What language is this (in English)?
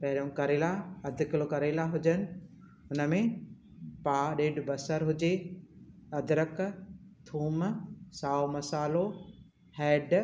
Sindhi